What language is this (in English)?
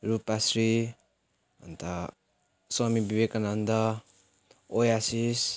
Nepali